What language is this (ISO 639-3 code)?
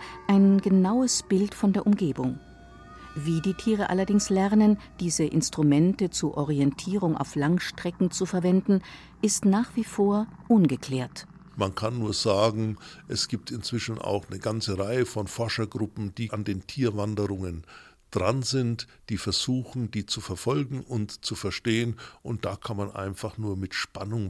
deu